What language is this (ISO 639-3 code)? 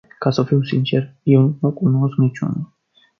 ron